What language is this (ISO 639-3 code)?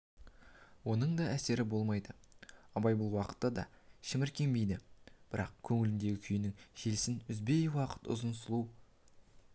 kaz